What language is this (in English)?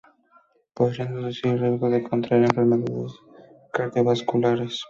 Spanish